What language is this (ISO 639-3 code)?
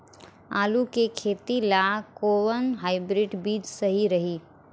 bho